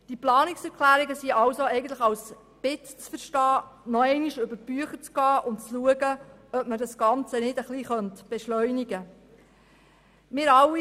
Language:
Swiss German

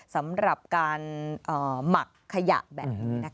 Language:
Thai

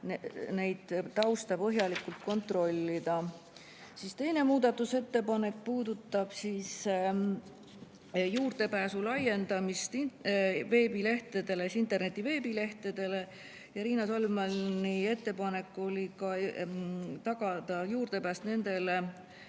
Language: Estonian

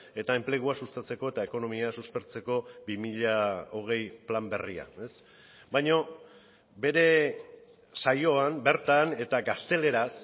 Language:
Basque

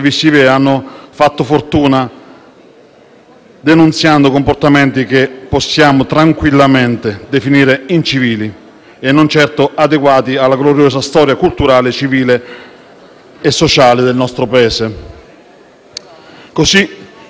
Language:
Italian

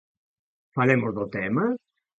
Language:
Galician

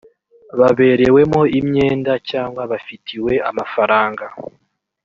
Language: Kinyarwanda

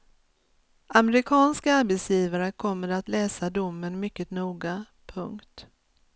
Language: Swedish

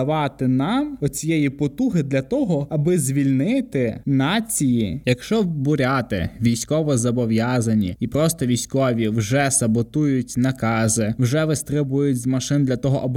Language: Ukrainian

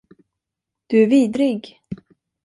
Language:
Swedish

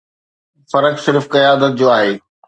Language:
Sindhi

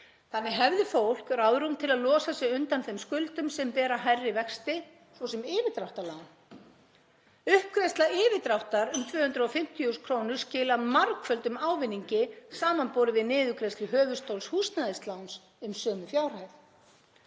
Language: Icelandic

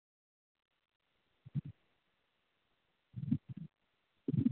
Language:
Maithili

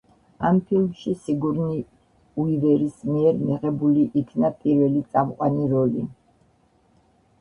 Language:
Georgian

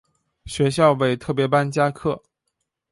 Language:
Chinese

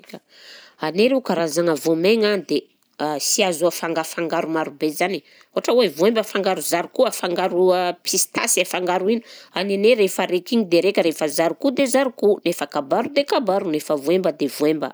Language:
Southern Betsimisaraka Malagasy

